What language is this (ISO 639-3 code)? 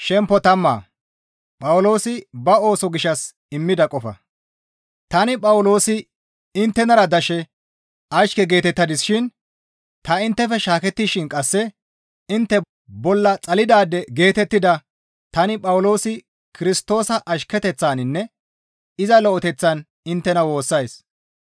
gmv